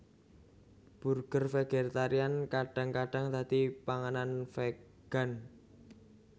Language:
Javanese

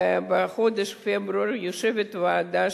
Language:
Hebrew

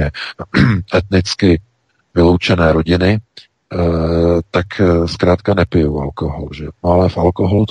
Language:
Czech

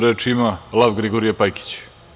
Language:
Serbian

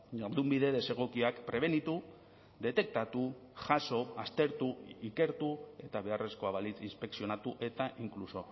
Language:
Basque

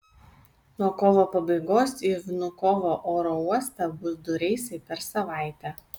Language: Lithuanian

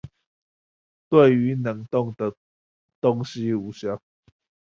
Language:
Chinese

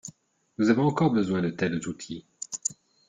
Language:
French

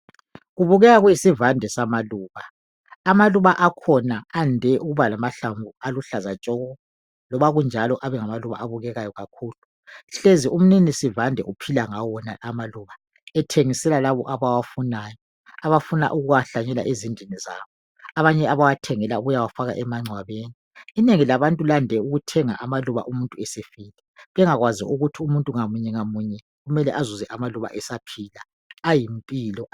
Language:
North Ndebele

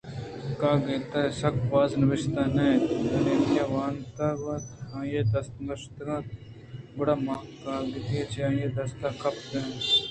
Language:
Eastern Balochi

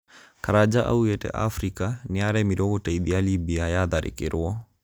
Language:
Kikuyu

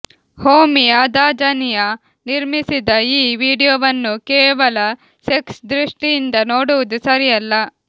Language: Kannada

